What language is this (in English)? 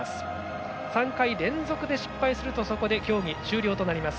Japanese